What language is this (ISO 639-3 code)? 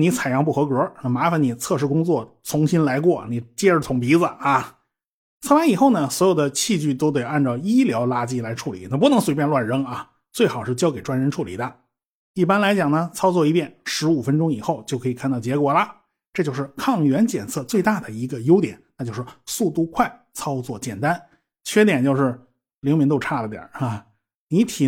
zho